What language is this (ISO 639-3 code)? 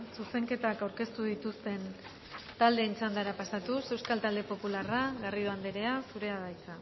eus